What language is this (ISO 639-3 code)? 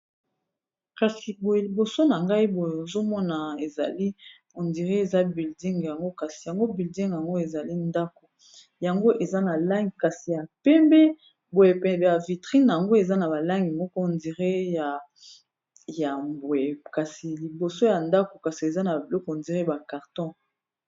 lin